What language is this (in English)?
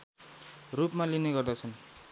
Nepali